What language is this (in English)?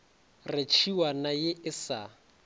Northern Sotho